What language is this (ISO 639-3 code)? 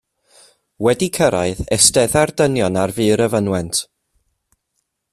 cym